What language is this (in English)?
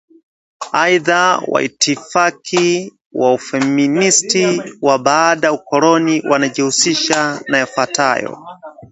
Swahili